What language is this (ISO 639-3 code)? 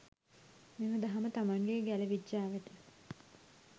sin